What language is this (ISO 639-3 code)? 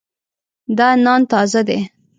pus